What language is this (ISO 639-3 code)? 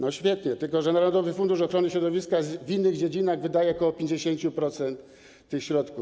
pol